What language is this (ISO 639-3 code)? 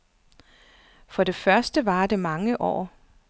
dan